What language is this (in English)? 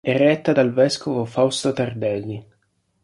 Italian